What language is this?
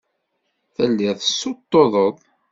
Kabyle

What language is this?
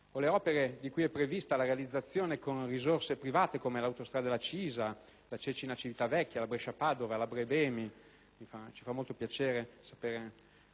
Italian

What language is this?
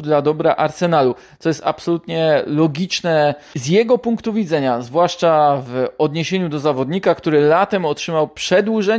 Polish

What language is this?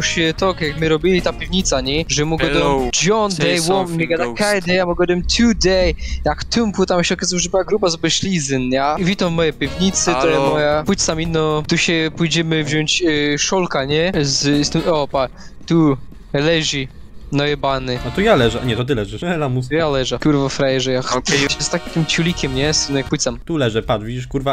Polish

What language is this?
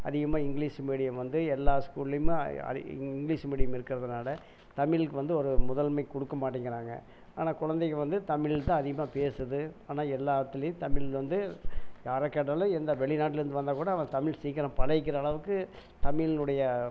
Tamil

